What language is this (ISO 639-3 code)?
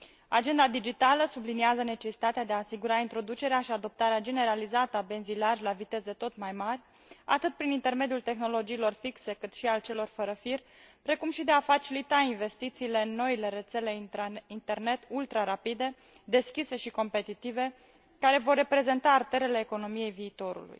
ron